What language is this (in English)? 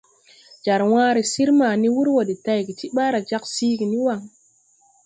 Tupuri